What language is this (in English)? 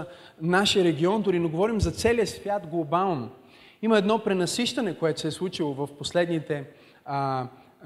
Bulgarian